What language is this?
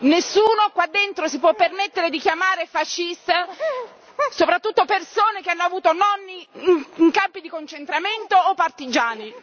Italian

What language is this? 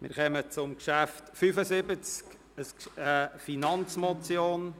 Swiss German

